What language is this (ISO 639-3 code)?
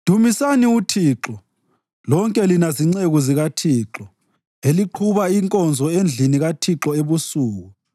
nde